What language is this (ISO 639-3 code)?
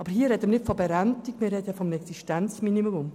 gsw